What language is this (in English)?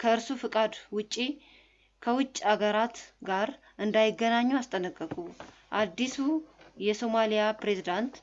Oromo